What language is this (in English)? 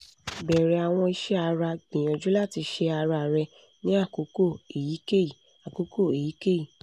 Yoruba